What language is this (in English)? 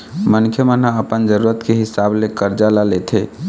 Chhattisgarhi